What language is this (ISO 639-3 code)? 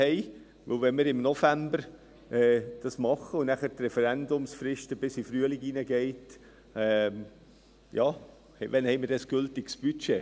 gsw